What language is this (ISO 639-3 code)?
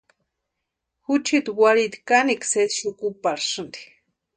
pua